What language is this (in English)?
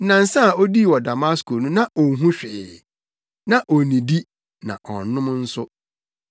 Akan